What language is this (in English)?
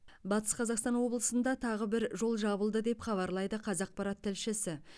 Kazakh